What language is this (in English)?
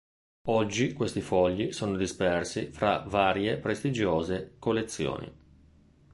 Italian